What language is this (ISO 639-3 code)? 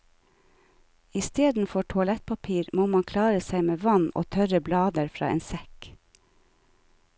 nor